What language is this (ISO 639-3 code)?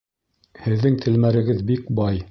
bak